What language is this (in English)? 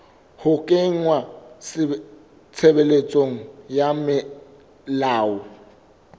Southern Sotho